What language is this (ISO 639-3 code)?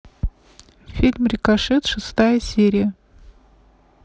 rus